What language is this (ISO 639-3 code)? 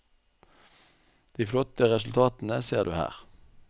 nor